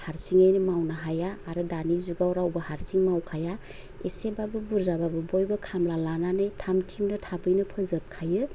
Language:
Bodo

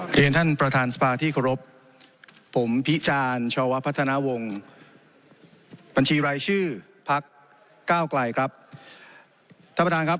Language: Thai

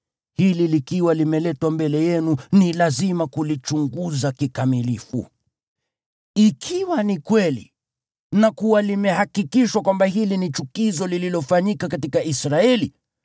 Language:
Swahili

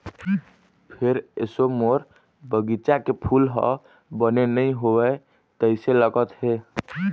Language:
Chhattisgarhi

